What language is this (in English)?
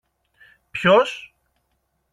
Greek